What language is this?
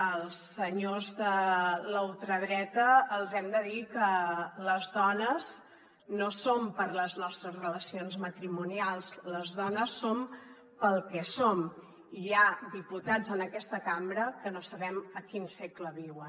Catalan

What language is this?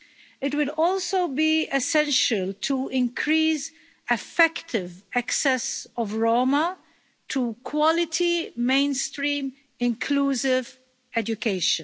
English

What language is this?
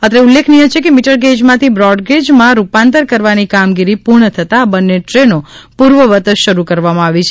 Gujarati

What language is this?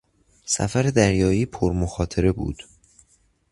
Persian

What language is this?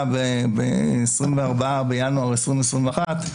Hebrew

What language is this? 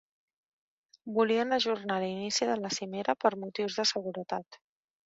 Catalan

